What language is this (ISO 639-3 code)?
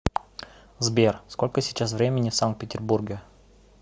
rus